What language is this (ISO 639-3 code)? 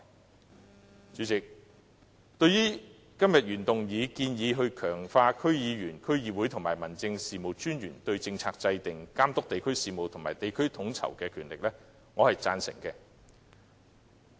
yue